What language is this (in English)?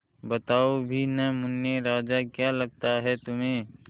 Hindi